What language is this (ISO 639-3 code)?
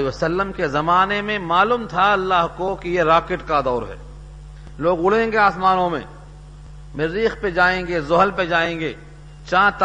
urd